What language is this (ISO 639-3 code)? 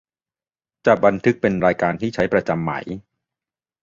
tha